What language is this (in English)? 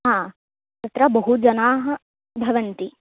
Sanskrit